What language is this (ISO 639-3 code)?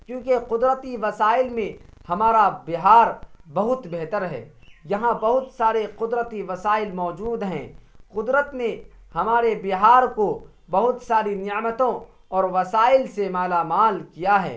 urd